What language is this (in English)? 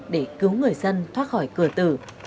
Vietnamese